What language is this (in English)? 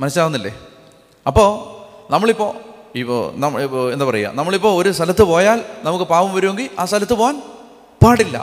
Malayalam